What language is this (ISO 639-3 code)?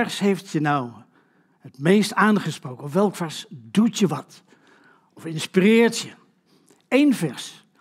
nld